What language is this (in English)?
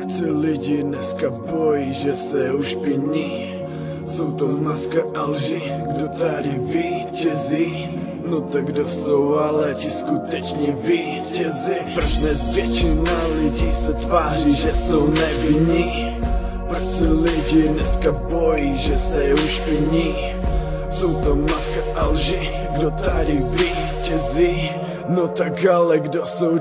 Polish